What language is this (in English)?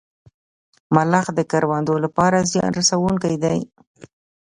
Pashto